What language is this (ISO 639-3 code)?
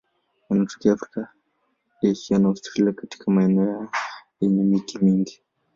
swa